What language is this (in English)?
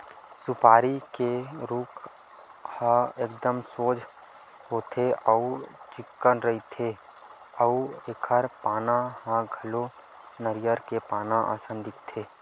Chhattisgarhi